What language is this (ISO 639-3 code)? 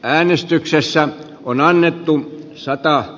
fin